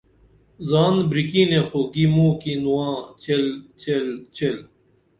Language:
Dameli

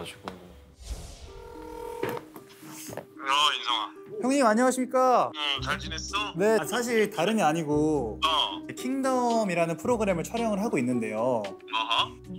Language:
Korean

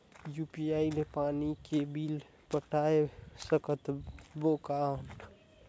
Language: Chhattisgarhi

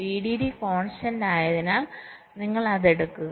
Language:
Malayalam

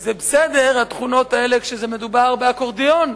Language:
Hebrew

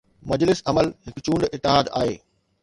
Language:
Sindhi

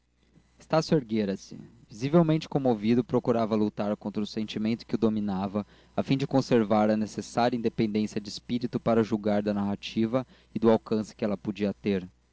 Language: Portuguese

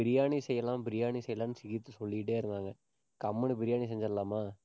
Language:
Tamil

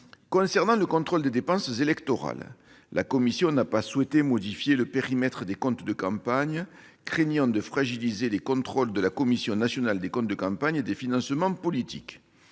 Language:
French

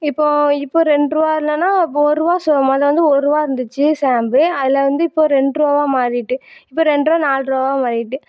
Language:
Tamil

